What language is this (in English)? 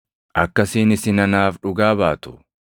Oromo